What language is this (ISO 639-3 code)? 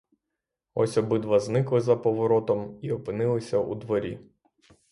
ukr